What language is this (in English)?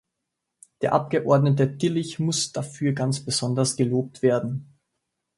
German